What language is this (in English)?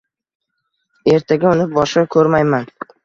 Uzbek